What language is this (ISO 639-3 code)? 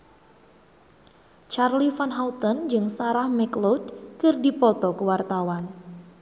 sun